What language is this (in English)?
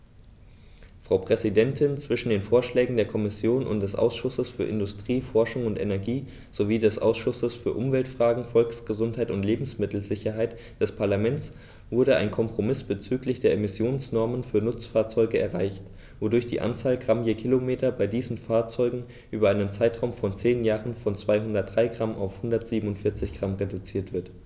German